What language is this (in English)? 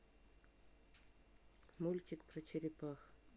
Russian